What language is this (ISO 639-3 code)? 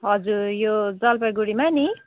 nep